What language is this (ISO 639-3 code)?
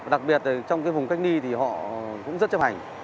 vie